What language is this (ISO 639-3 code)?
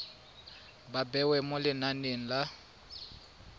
tsn